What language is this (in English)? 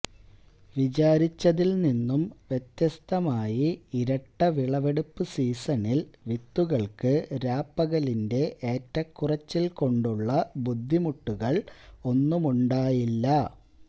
Malayalam